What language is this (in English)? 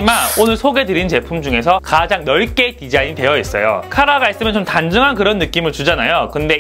Korean